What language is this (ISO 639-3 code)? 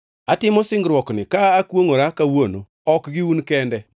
luo